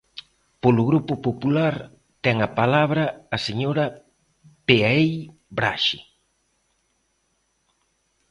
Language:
Galician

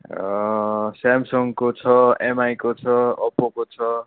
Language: Nepali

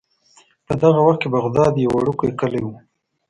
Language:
Pashto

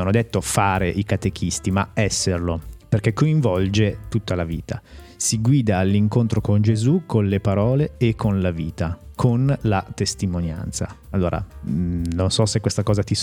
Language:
Italian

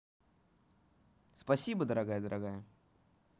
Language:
Russian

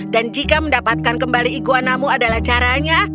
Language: Indonesian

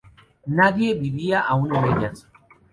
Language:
Spanish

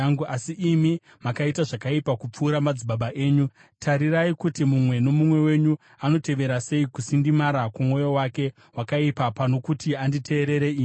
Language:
Shona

